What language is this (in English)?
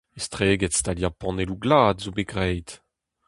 Breton